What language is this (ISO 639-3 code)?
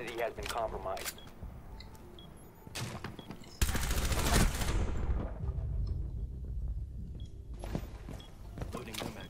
ara